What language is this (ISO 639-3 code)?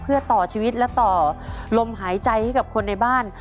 tha